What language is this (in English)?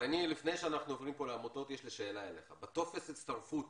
Hebrew